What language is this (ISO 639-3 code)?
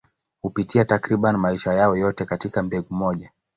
swa